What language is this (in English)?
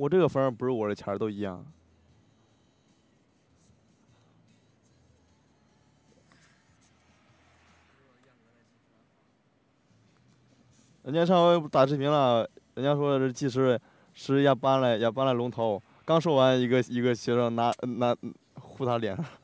Chinese